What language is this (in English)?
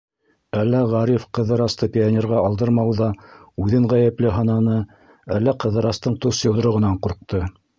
Bashkir